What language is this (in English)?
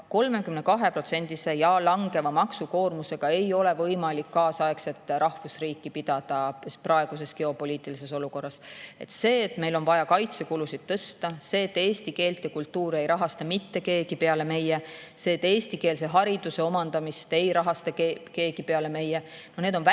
Estonian